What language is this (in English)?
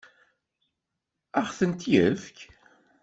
Kabyle